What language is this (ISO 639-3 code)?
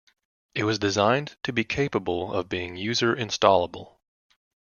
eng